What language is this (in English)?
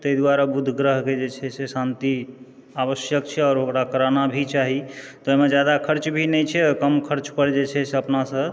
Maithili